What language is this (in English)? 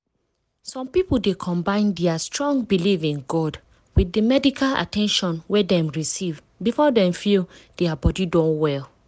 Nigerian Pidgin